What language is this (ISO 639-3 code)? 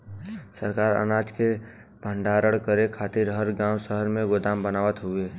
bho